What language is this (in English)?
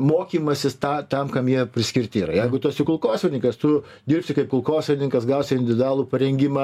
Lithuanian